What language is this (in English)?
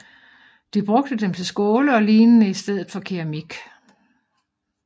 Danish